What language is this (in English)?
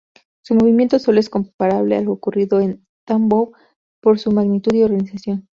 Spanish